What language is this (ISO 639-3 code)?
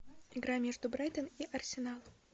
rus